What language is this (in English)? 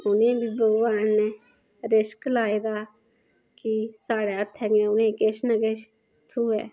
Dogri